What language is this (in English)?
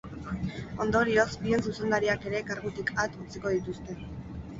Basque